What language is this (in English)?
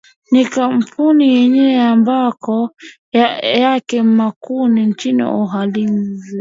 Swahili